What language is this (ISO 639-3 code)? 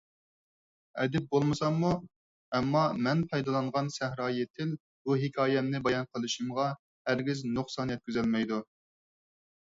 uig